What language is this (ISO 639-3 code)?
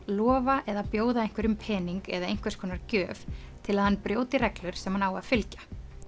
isl